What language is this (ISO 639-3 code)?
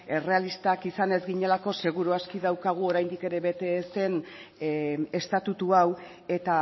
eus